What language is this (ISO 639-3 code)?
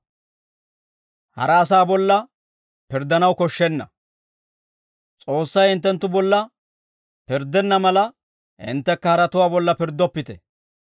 dwr